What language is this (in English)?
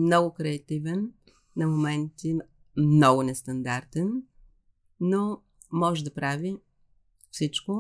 Bulgarian